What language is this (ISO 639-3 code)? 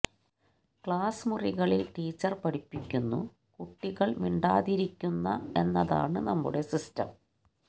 mal